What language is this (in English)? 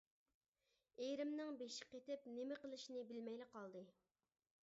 Uyghur